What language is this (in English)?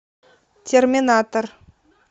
Russian